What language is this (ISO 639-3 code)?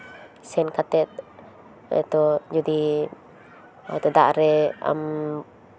sat